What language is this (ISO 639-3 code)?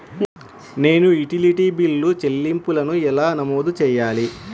tel